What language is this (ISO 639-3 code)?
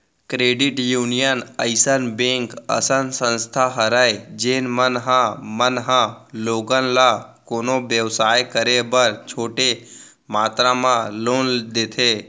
hne